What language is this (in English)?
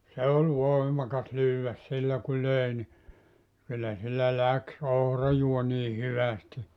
Finnish